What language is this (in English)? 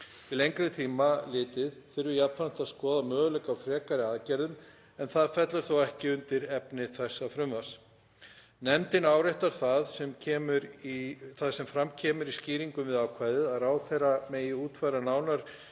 Icelandic